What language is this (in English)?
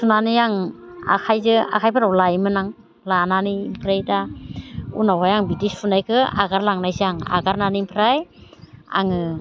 Bodo